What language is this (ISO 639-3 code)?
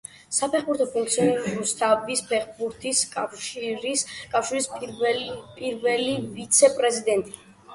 kat